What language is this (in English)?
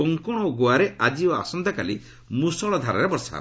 Odia